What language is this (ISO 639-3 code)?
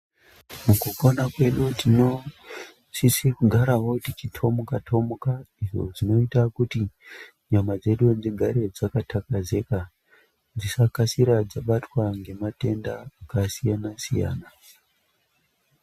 ndc